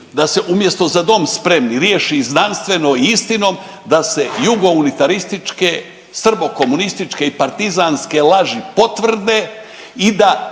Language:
Croatian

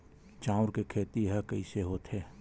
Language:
Chhattisgarhi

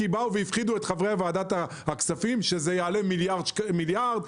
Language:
Hebrew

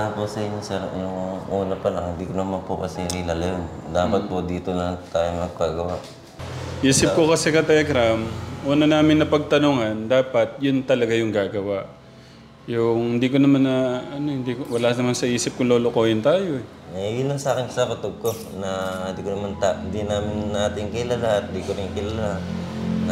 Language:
Filipino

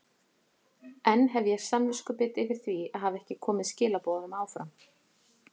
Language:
Icelandic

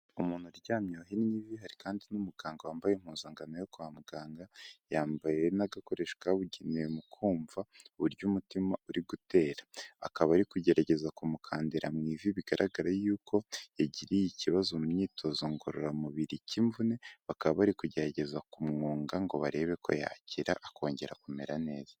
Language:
Kinyarwanda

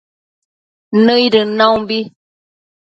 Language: Matsés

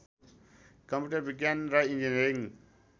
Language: Nepali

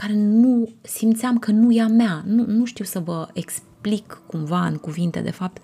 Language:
Romanian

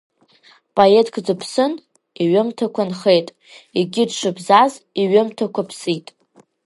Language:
Abkhazian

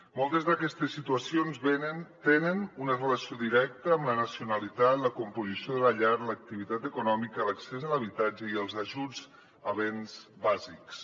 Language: Catalan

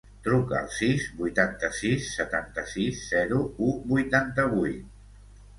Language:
Catalan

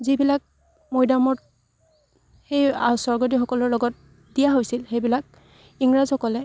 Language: Assamese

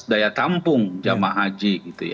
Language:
Indonesian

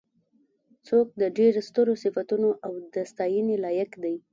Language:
Pashto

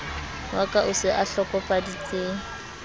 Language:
Southern Sotho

